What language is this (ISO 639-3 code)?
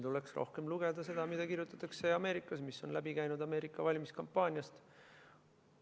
est